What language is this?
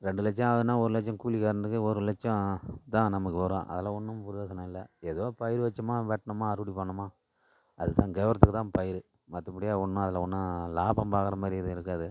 Tamil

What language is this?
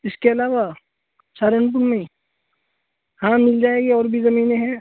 Urdu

